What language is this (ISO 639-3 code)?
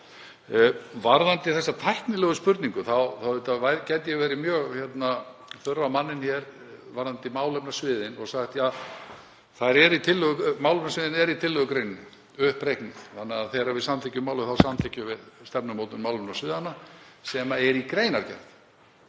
isl